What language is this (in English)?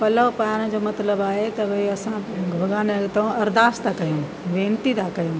Sindhi